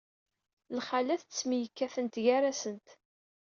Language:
Kabyle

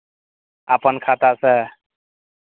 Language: Maithili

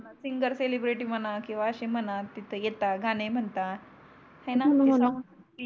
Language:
Marathi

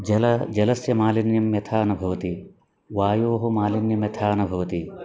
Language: Sanskrit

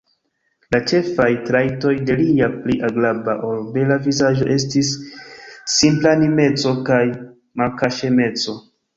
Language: Esperanto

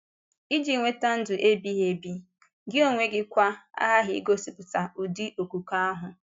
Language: Igbo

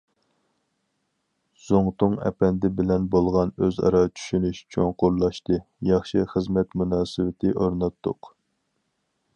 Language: Uyghur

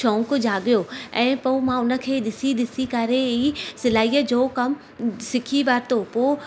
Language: Sindhi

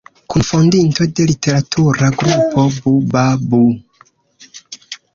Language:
Esperanto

